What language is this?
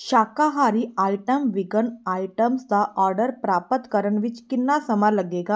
Punjabi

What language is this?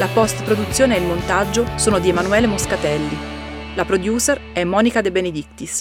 Italian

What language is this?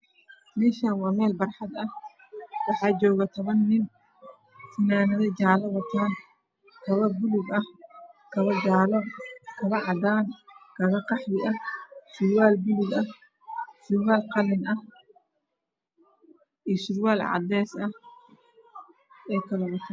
Somali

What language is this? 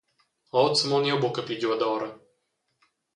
Romansh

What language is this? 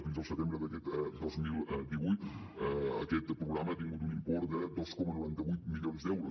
Catalan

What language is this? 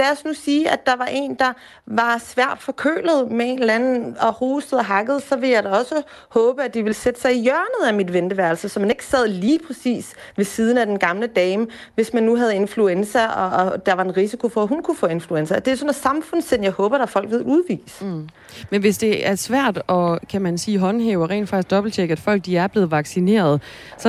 Danish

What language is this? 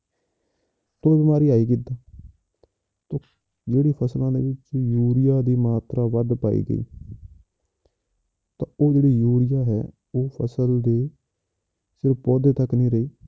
Punjabi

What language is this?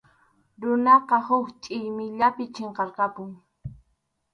Arequipa-La Unión Quechua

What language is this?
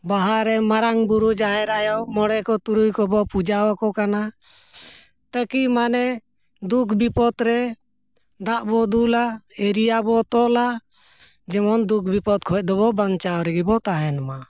Santali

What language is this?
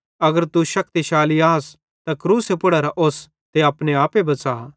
Bhadrawahi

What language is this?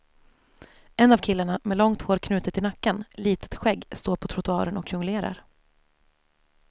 Swedish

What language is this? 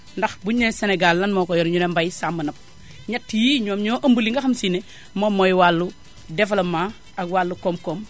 Wolof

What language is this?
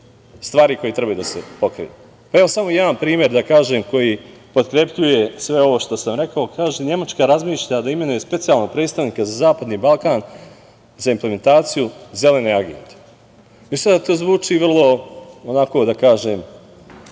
Serbian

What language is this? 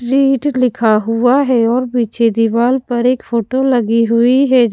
Hindi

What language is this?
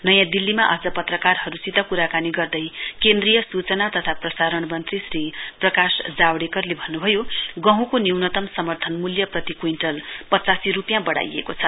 Nepali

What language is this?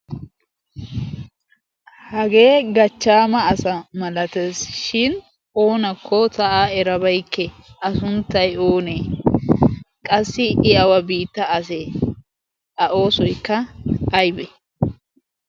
Wolaytta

